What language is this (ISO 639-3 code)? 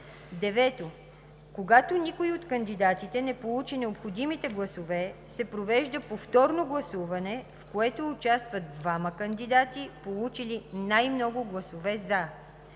bul